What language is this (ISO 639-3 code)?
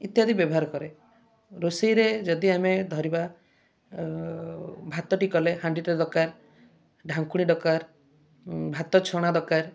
ori